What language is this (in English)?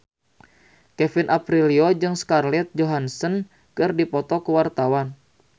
Sundanese